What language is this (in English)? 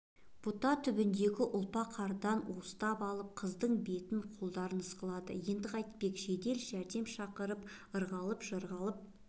Kazakh